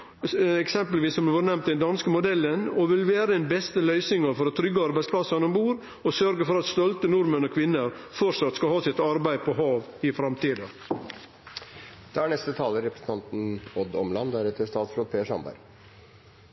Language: Norwegian Nynorsk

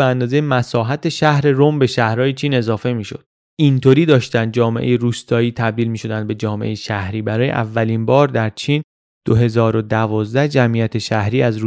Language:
Persian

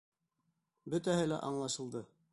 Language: Bashkir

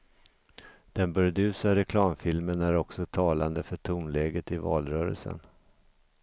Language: Swedish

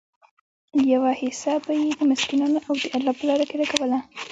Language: Pashto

